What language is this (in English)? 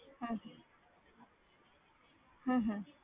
Punjabi